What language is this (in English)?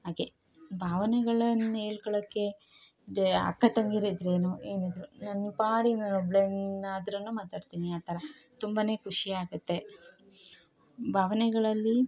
Kannada